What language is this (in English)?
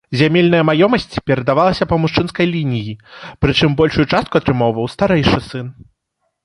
Belarusian